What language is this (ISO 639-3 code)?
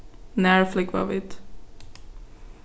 fao